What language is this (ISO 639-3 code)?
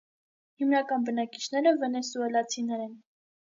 hye